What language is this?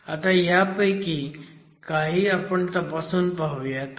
Marathi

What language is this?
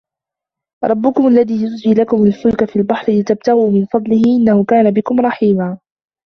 Arabic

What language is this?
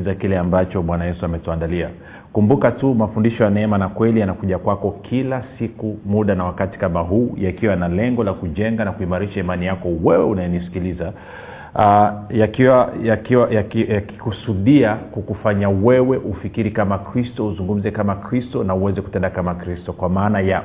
Swahili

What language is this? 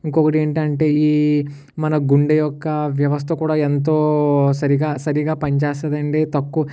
Telugu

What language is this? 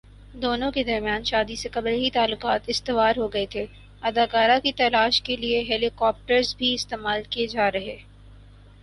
Urdu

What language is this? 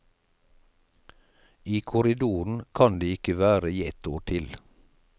Norwegian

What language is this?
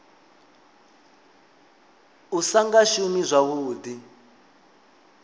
Venda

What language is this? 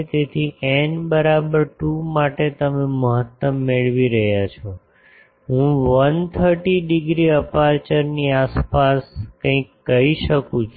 Gujarati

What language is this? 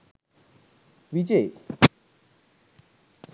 Sinhala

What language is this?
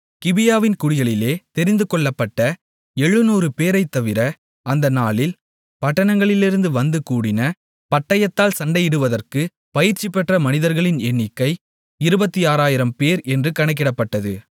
Tamil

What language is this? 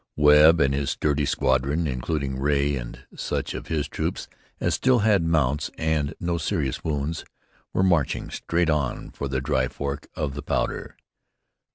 English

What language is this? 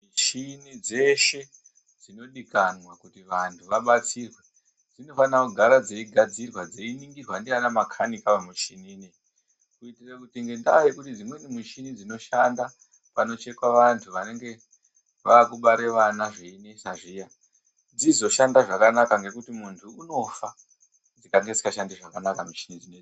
Ndau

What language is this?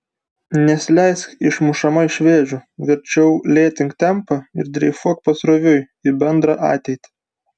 Lithuanian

